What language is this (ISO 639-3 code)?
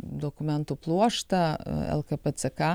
lit